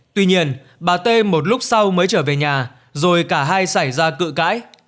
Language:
Vietnamese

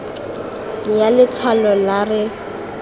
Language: Tswana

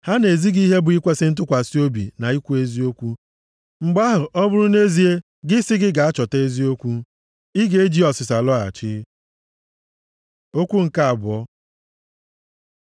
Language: Igbo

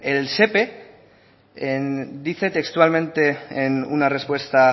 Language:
Spanish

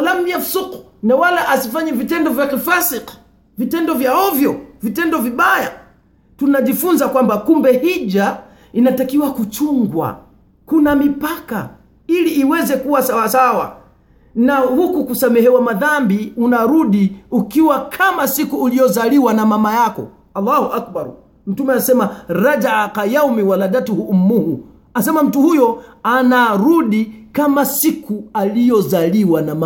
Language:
Swahili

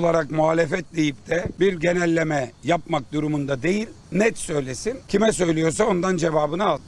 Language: Turkish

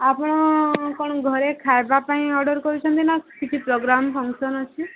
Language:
Odia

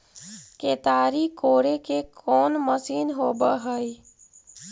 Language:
Magahi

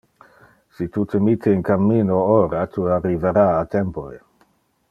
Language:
Interlingua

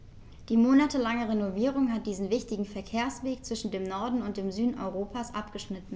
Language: German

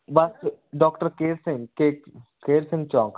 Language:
Punjabi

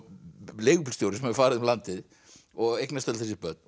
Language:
Icelandic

